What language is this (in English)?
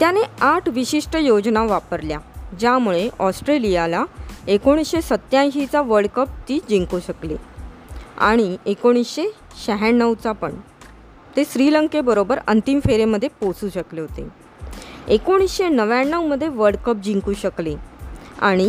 Marathi